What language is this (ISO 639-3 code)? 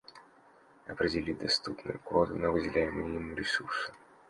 rus